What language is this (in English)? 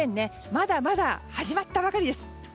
Japanese